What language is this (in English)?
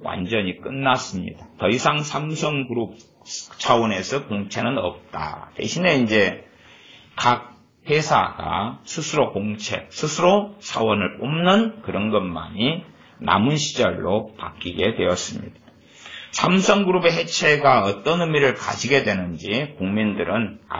Korean